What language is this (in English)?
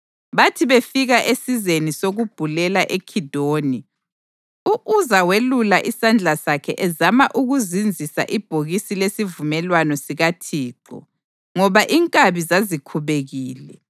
North Ndebele